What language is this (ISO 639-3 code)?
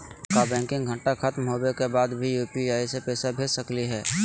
mag